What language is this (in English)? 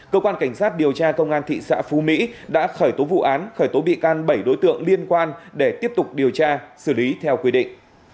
Vietnamese